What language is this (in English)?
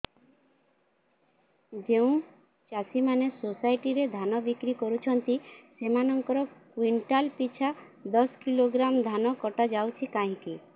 Odia